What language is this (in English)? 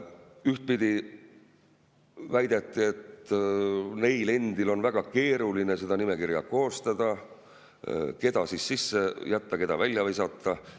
Estonian